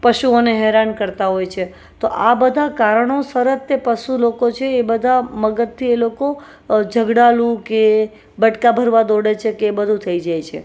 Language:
Gujarati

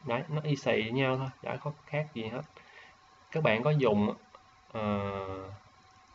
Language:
Vietnamese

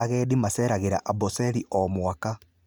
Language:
Kikuyu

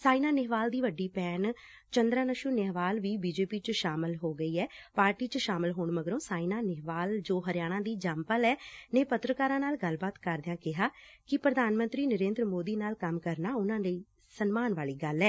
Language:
Punjabi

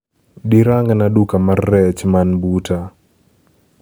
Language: Luo (Kenya and Tanzania)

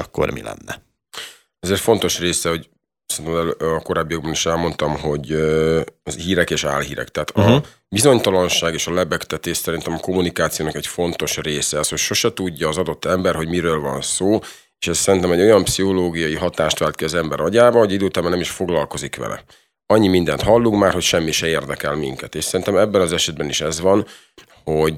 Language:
Hungarian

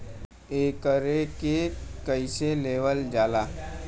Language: Bhojpuri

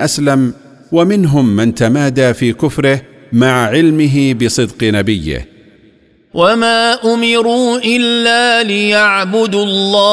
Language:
Arabic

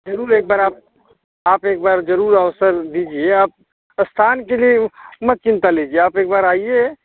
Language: Hindi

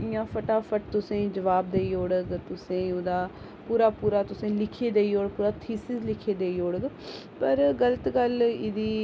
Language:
Dogri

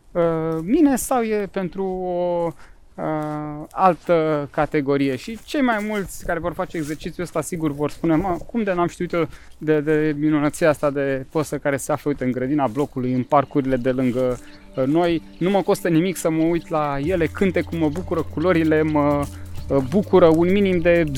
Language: Romanian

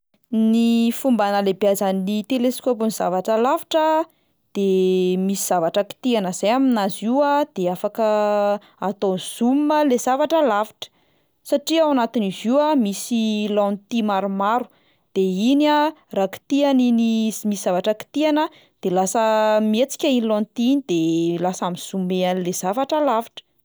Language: Malagasy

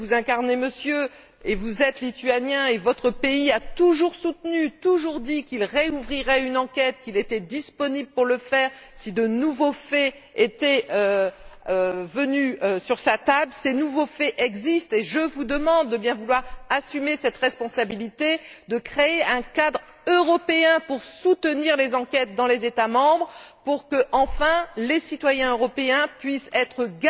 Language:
French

